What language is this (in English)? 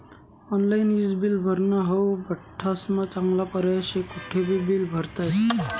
Marathi